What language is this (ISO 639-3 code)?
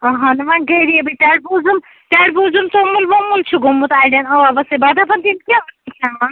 kas